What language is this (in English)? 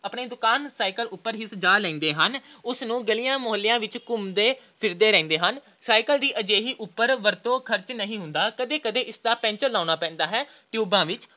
Punjabi